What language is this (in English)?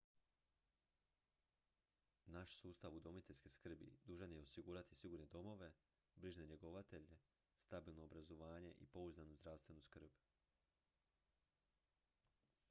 Croatian